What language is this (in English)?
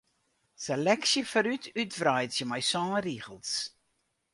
Western Frisian